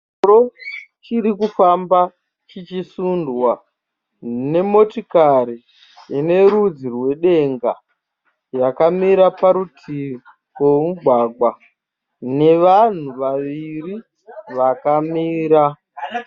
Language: Shona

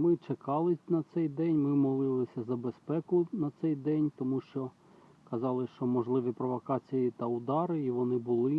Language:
Ukrainian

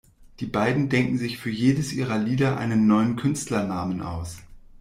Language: German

